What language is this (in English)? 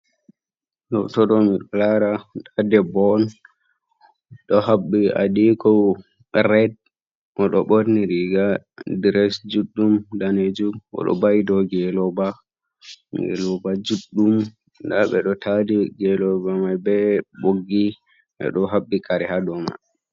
Fula